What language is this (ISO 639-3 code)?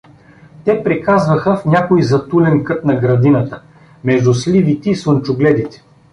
bul